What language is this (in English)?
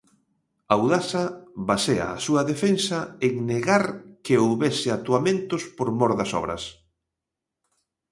Galician